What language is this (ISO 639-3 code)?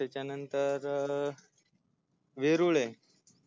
mar